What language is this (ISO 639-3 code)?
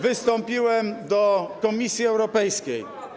pol